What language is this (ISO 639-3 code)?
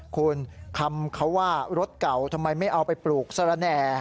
tha